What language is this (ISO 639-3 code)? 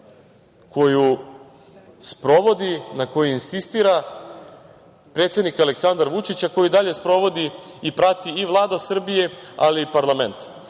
srp